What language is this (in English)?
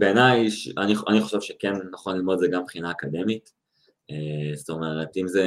Hebrew